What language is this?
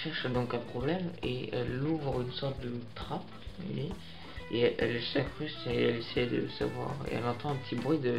French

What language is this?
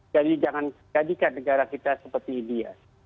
Indonesian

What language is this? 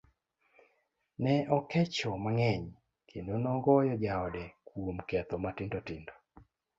Luo (Kenya and Tanzania)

